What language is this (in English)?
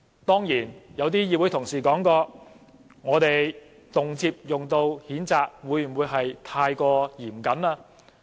Cantonese